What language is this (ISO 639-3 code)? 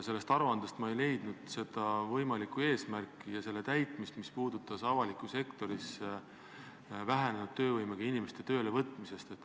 est